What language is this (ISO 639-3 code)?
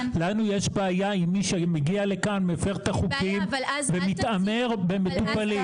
heb